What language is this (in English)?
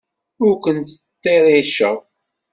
Kabyle